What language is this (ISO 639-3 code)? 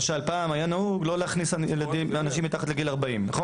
heb